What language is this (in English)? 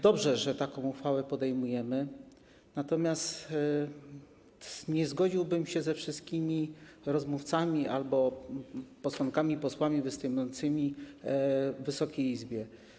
Polish